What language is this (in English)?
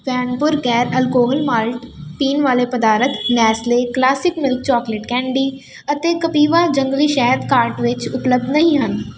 Punjabi